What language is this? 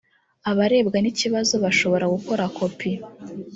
Kinyarwanda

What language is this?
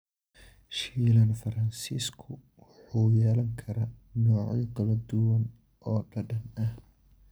Somali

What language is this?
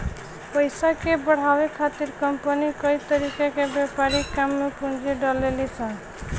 Bhojpuri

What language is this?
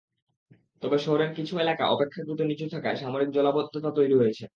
Bangla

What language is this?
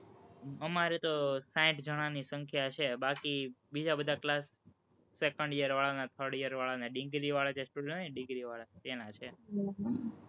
Gujarati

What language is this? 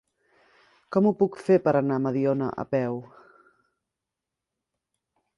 Catalan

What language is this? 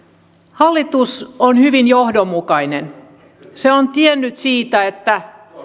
Finnish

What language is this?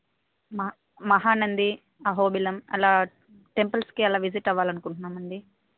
Telugu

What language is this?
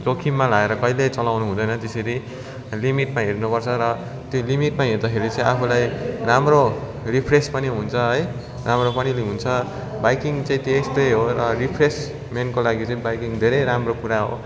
Nepali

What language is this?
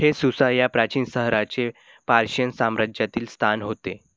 Marathi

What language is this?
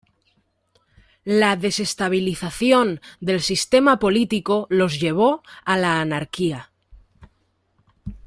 Spanish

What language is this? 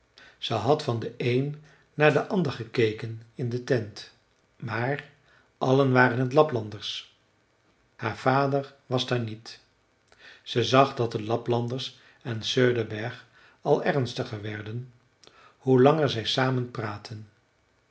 Dutch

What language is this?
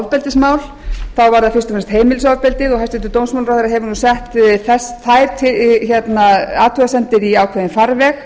Icelandic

